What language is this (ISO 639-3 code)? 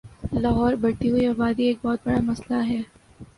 urd